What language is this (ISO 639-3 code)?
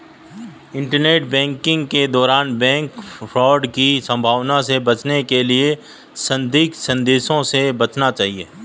hin